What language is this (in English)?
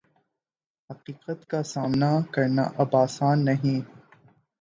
Urdu